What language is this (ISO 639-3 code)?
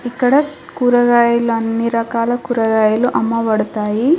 tel